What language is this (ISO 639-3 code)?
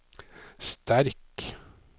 nor